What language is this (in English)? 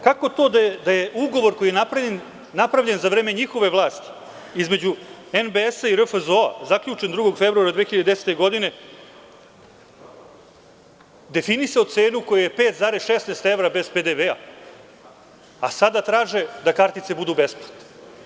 Serbian